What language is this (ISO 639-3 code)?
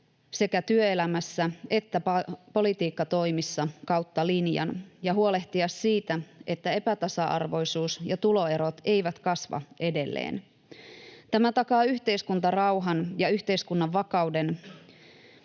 fin